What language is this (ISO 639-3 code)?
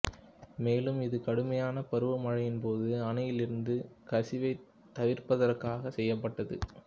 tam